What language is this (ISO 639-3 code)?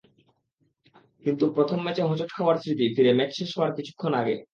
ben